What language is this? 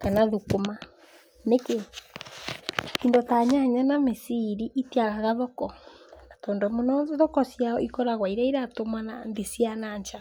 Kikuyu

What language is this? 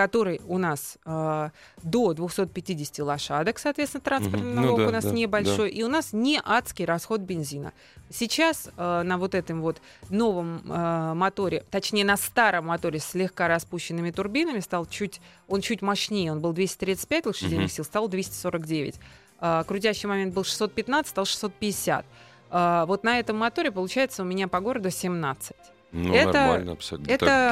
Russian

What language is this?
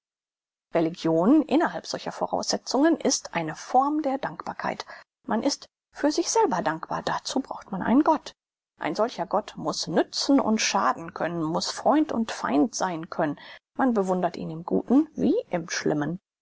German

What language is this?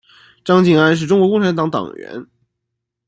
Chinese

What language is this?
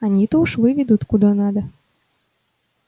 Russian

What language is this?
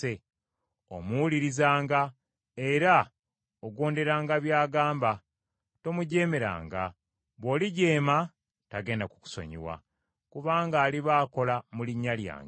Ganda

